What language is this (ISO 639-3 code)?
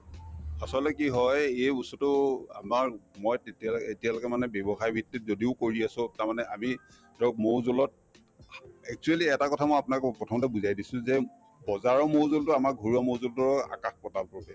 asm